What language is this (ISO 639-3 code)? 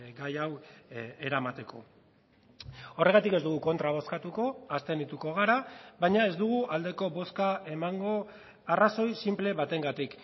eus